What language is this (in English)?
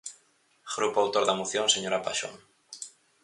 Galician